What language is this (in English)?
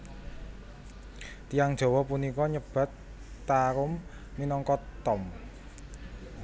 Javanese